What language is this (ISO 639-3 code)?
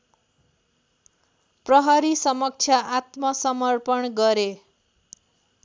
nep